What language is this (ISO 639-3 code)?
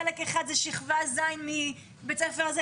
heb